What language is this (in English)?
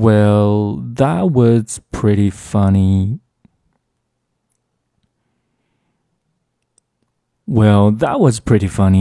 Chinese